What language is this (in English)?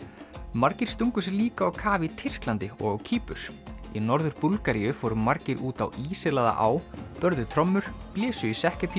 Icelandic